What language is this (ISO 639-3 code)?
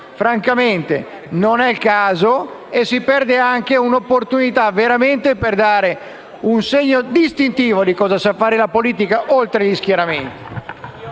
ita